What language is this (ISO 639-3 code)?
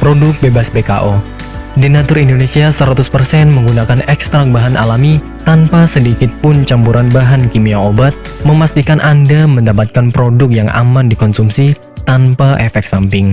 ind